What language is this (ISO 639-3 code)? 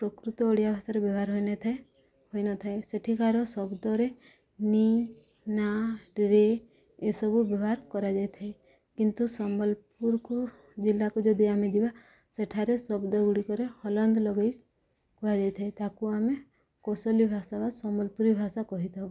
ori